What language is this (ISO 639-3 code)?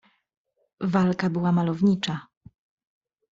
pol